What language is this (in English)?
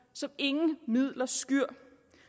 Danish